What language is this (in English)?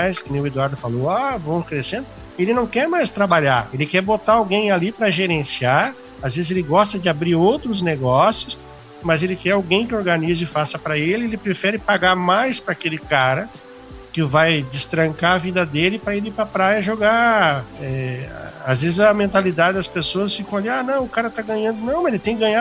Portuguese